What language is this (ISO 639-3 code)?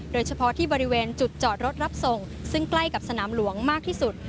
tha